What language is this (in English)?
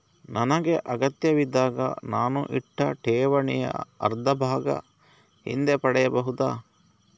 Kannada